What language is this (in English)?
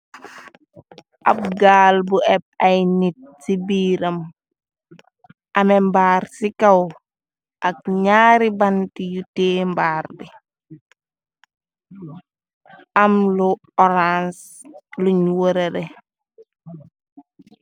Wolof